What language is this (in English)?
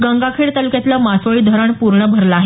Marathi